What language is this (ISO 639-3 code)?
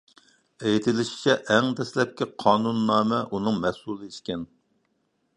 uig